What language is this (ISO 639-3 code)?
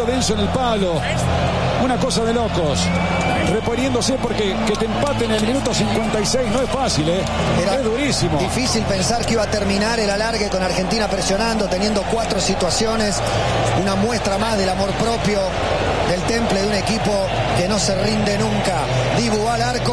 spa